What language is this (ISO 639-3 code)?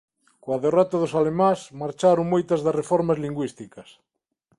glg